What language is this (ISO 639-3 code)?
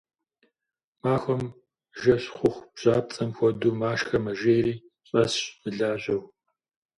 kbd